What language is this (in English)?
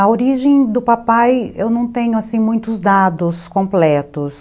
Portuguese